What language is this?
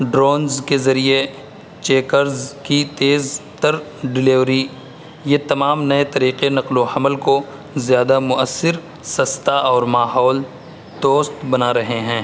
Urdu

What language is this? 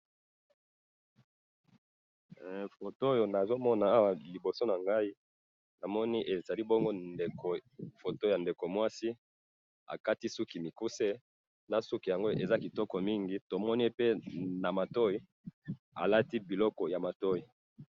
Lingala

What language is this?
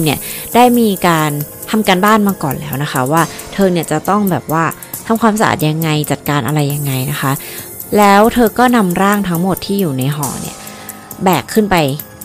Thai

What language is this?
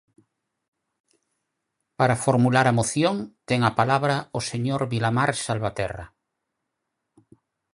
Galician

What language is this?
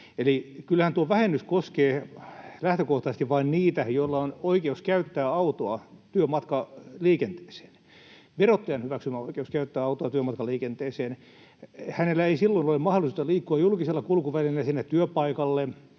Finnish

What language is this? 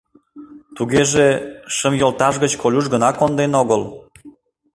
Mari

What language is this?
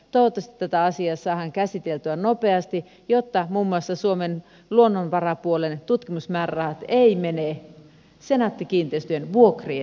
Finnish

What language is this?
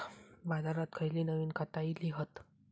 Marathi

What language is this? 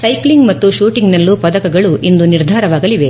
Kannada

